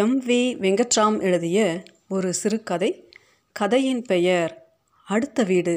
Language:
Tamil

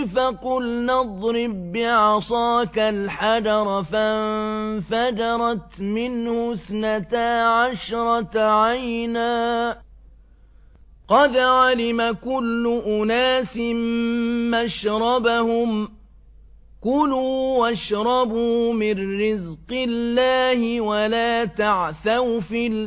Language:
Arabic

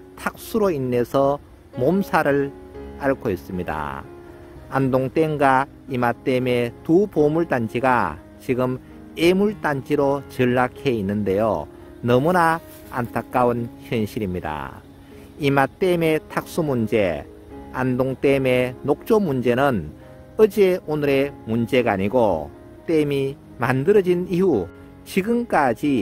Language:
Korean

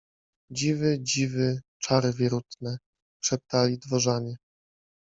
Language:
Polish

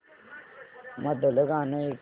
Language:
Marathi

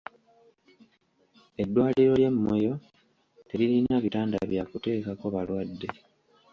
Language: Ganda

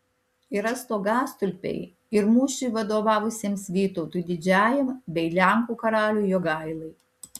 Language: Lithuanian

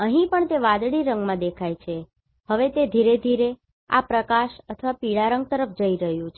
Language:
Gujarati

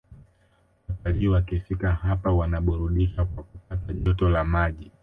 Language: Swahili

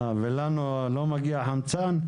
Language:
Hebrew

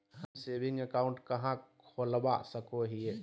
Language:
Magahi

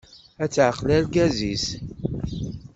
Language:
Kabyle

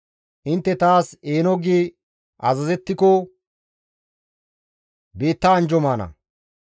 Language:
Gamo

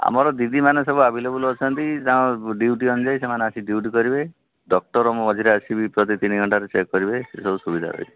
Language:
Odia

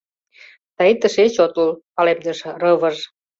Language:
Mari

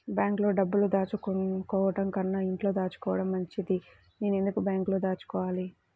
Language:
Telugu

